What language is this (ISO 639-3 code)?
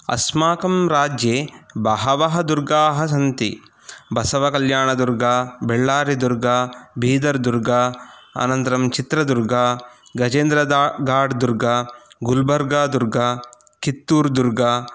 san